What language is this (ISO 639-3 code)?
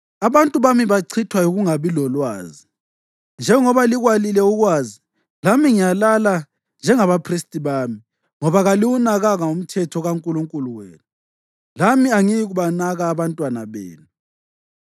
nde